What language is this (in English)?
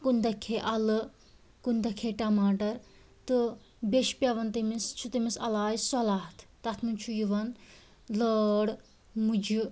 Kashmiri